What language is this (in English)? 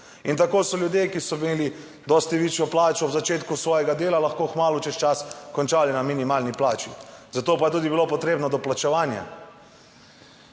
Slovenian